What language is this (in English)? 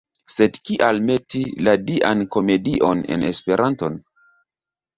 Esperanto